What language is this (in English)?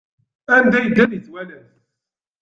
Kabyle